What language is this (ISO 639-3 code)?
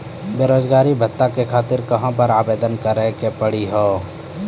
mai